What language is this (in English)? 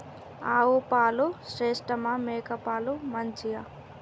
Telugu